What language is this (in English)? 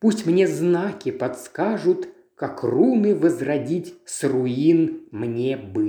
Russian